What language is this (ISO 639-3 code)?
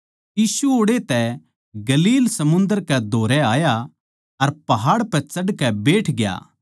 bgc